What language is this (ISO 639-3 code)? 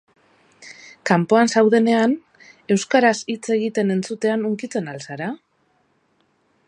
eus